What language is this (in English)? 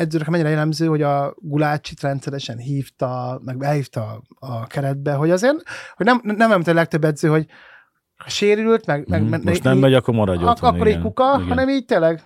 Hungarian